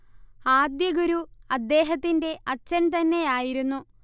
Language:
Malayalam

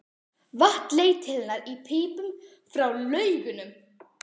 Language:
Icelandic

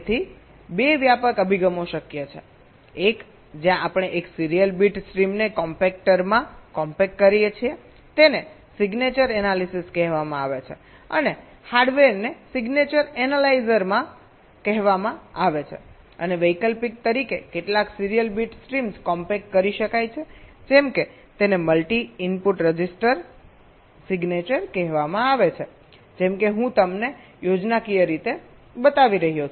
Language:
Gujarati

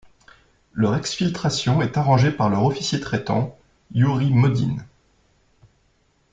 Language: French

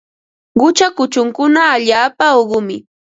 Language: Ambo-Pasco Quechua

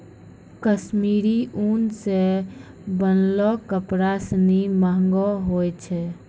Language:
Maithili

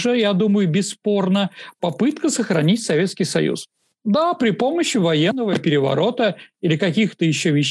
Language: Russian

